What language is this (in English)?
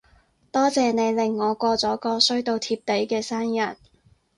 Cantonese